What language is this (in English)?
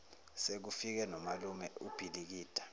Zulu